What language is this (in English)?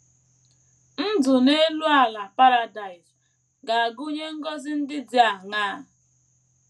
Igbo